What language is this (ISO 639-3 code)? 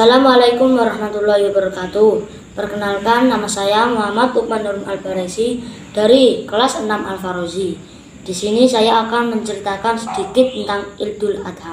ind